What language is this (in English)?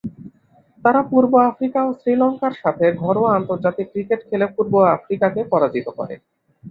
Bangla